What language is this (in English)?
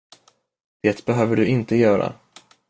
Swedish